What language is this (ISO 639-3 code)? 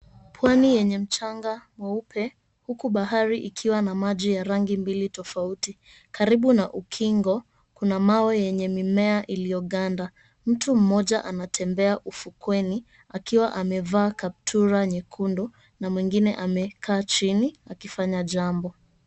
swa